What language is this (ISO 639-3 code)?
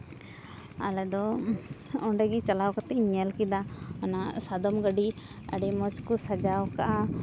sat